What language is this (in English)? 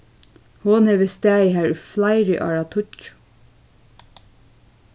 Faroese